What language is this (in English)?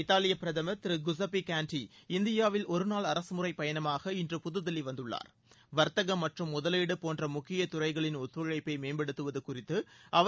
Tamil